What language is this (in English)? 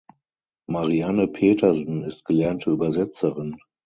German